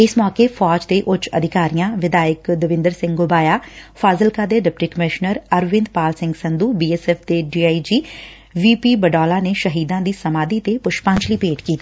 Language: Punjabi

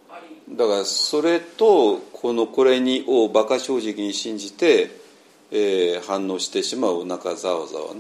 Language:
Japanese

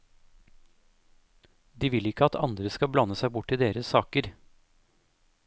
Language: Norwegian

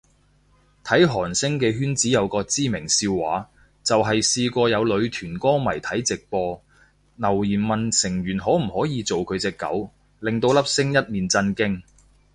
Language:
Cantonese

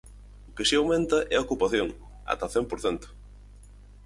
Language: Galician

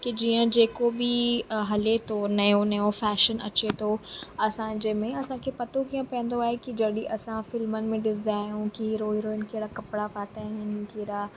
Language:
Sindhi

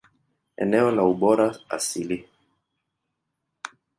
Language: Swahili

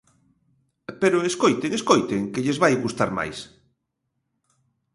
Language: Galician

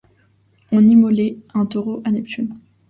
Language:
French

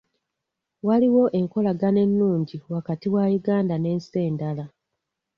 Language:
Ganda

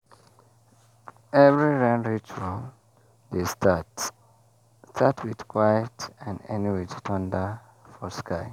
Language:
Nigerian Pidgin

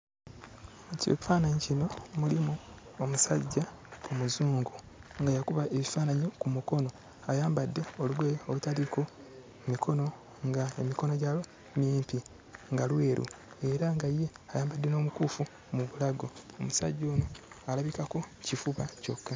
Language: Ganda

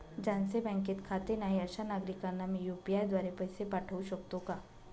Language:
Marathi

